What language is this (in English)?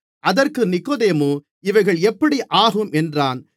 Tamil